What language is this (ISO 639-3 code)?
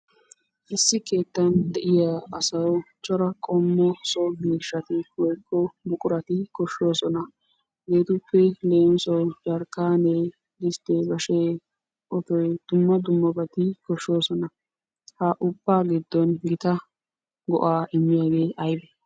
wal